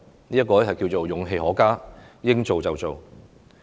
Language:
Cantonese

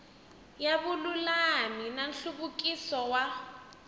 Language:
Tsonga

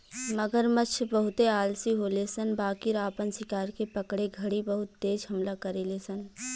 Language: Bhojpuri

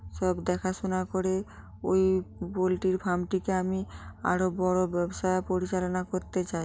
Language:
Bangla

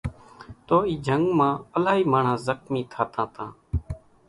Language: Kachi Koli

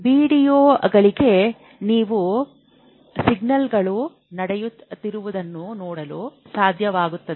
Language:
Kannada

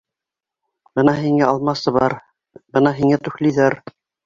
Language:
Bashkir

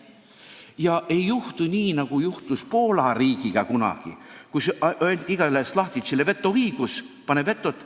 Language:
Estonian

